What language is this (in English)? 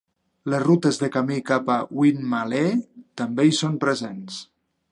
Catalan